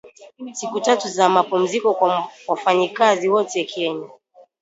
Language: Swahili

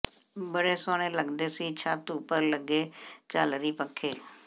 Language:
Punjabi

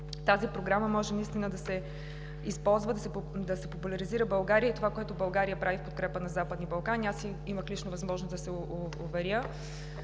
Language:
Bulgarian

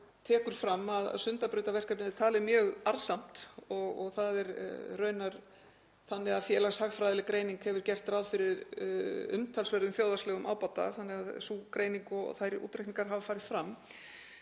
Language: Icelandic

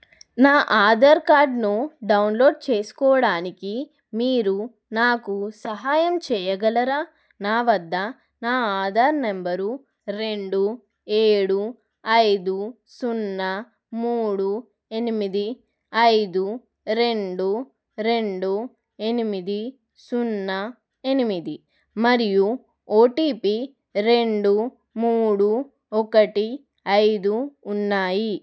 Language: Telugu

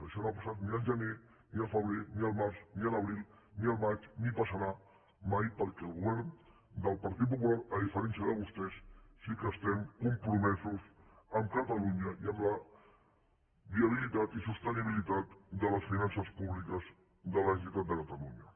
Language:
Catalan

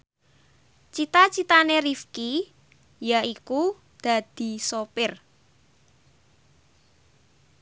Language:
Javanese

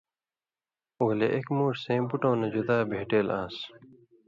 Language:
Indus Kohistani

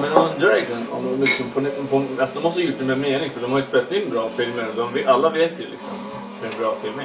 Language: Swedish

